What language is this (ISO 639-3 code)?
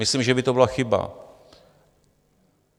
ces